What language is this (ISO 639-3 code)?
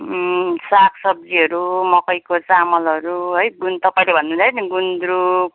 nep